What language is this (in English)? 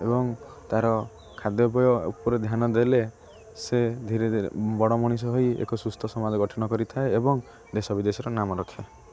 Odia